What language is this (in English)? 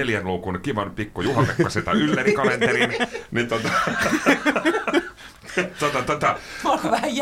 Finnish